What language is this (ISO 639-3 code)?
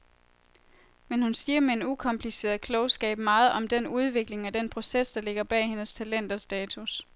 dan